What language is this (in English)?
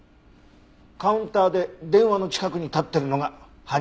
Japanese